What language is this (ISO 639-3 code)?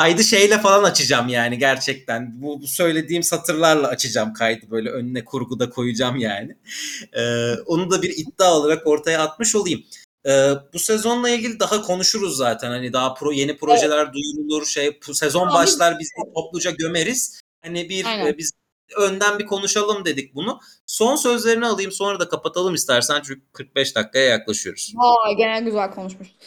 tur